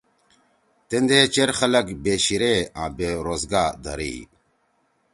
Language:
Torwali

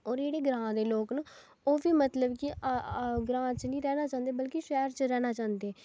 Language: Dogri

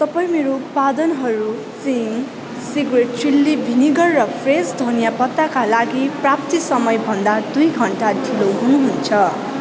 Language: Nepali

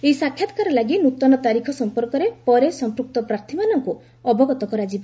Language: Odia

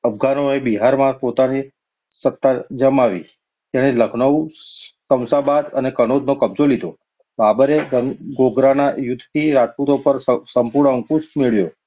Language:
Gujarati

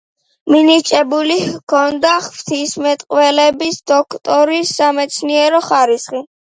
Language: Georgian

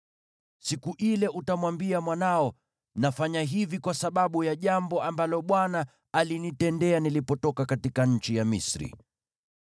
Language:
Swahili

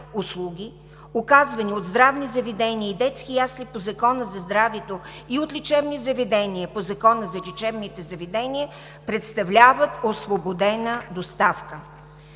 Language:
Bulgarian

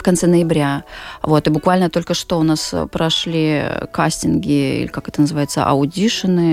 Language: Russian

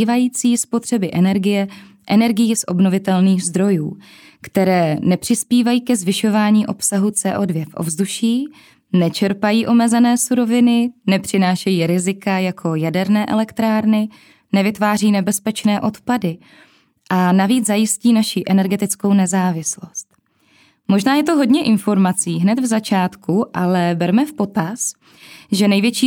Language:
Czech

